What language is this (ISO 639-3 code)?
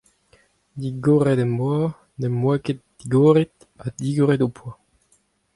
bre